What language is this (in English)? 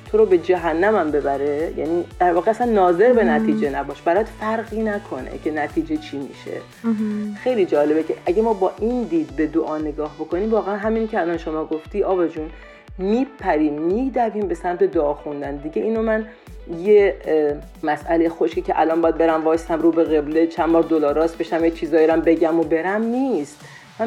Persian